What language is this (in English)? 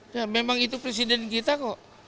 Indonesian